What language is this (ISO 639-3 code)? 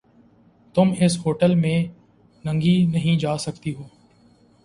urd